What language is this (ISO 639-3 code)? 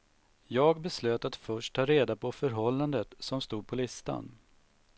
swe